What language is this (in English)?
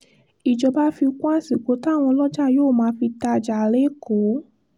Yoruba